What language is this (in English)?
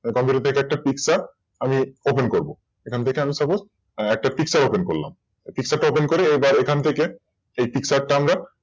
Bangla